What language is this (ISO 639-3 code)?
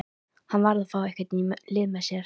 isl